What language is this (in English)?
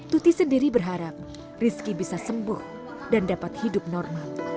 Indonesian